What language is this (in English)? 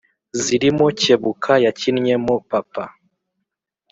Kinyarwanda